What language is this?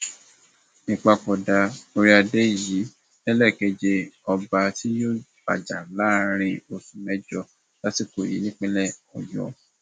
Yoruba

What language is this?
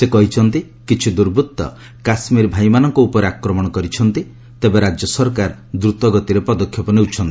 Odia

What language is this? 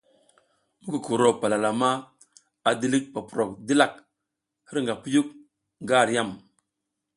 South Giziga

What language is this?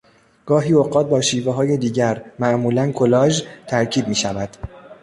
Persian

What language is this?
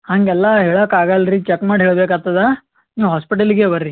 Kannada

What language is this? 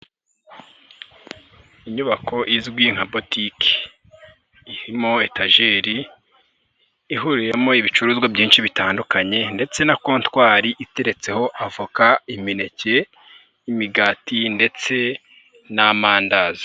Kinyarwanda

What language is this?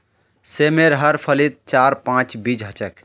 Magahi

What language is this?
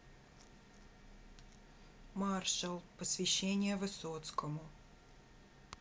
Russian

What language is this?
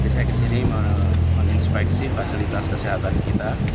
Indonesian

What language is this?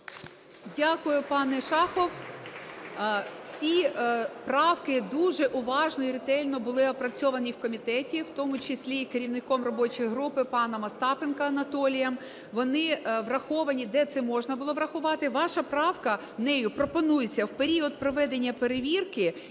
Ukrainian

